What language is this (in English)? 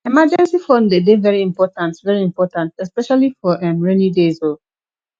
Nigerian Pidgin